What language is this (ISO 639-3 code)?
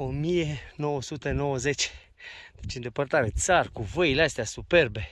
ron